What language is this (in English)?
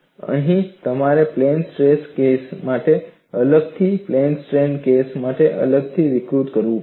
Gujarati